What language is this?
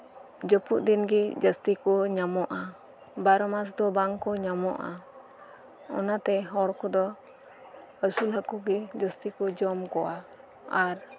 Santali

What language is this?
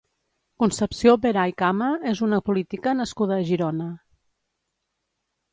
Catalan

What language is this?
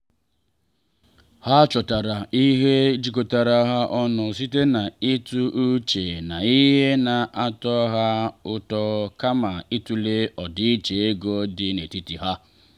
Igbo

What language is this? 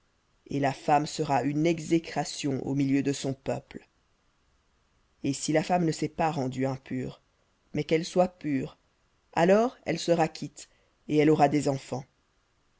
French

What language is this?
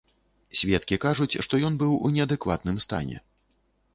Belarusian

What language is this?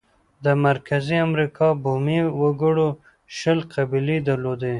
Pashto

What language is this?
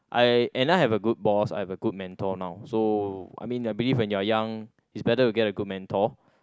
English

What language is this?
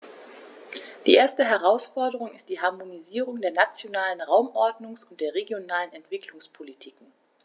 German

